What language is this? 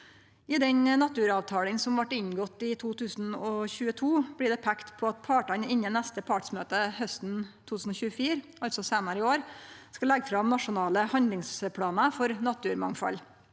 Norwegian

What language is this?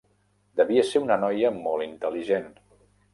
Catalan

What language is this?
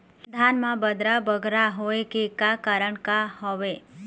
Chhattisgarhi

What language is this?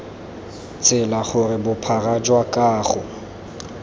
Tswana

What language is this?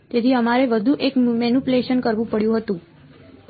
Gujarati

